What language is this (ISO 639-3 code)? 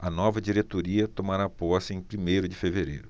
por